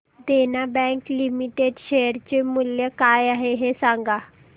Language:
Marathi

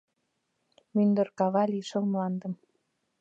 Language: Mari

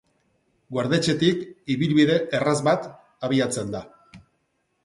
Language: Basque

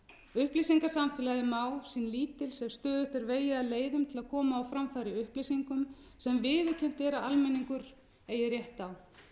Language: Icelandic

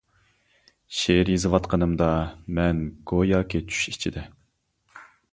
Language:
Uyghur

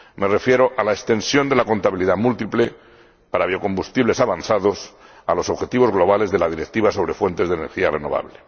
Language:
Spanish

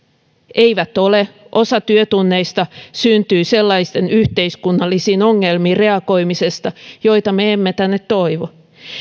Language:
Finnish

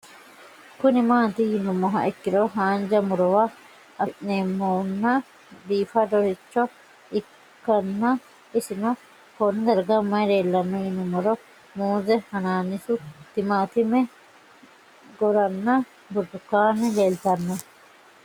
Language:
Sidamo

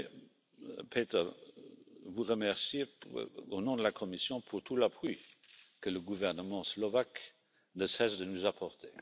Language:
French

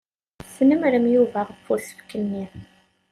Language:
Kabyle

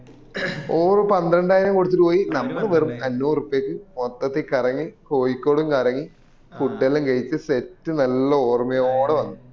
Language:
Malayalam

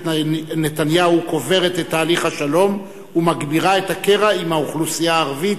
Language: Hebrew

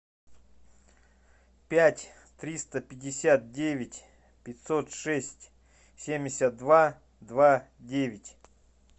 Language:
Russian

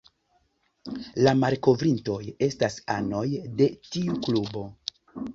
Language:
Esperanto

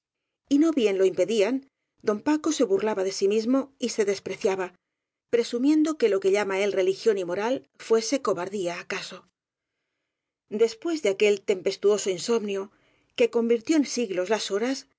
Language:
Spanish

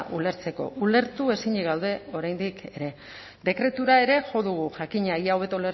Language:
Basque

